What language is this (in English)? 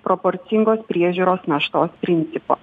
Lithuanian